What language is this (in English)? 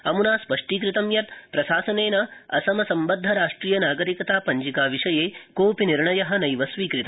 Sanskrit